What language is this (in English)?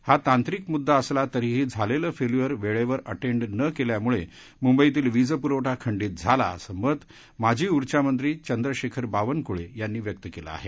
Marathi